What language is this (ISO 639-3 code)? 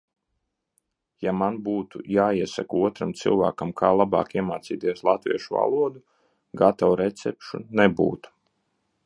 lav